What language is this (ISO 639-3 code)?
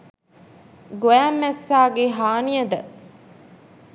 sin